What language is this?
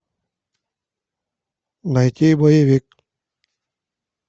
Russian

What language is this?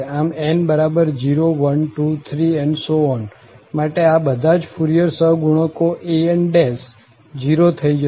Gujarati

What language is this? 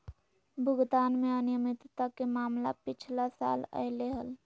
Magahi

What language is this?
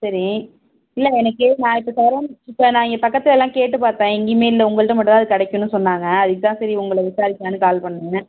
Tamil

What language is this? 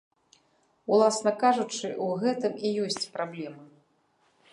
Belarusian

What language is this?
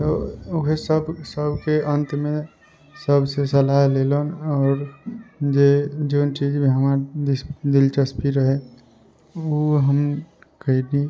Maithili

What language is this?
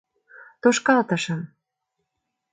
Mari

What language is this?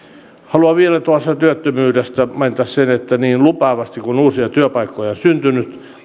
Finnish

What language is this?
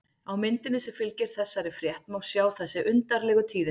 Icelandic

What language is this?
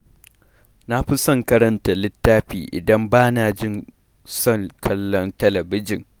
Hausa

